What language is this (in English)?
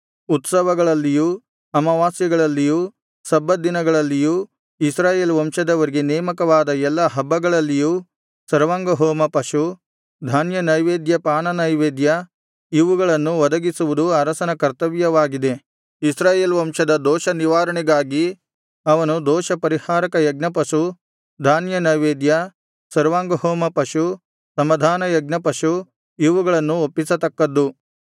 Kannada